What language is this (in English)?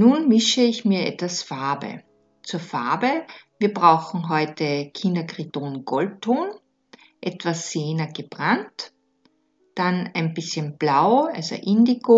German